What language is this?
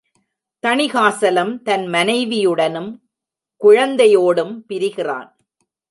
Tamil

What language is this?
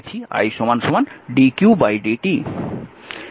Bangla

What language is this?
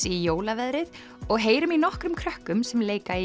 Icelandic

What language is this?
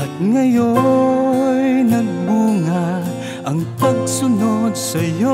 Indonesian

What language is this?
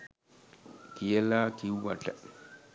Sinhala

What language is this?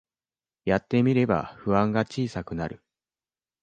Japanese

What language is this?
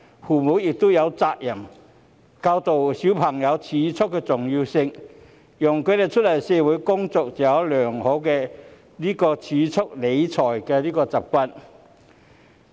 Cantonese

